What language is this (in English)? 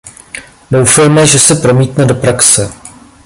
Czech